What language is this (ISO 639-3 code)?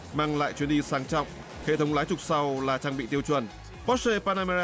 vie